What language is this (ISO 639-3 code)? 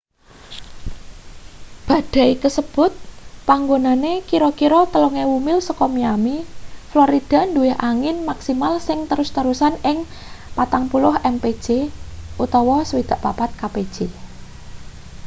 jav